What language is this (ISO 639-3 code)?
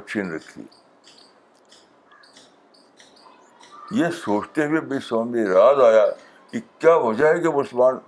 urd